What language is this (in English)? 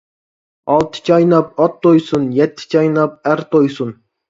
Uyghur